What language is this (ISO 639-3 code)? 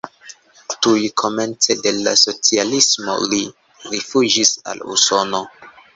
epo